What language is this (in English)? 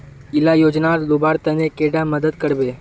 Magahi